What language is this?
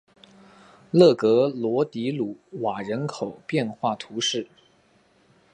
Chinese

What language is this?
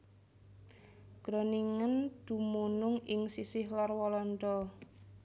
Javanese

